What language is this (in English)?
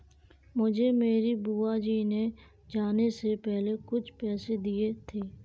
Hindi